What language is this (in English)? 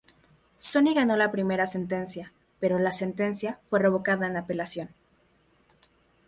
Spanish